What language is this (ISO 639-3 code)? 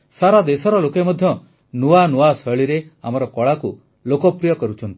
ori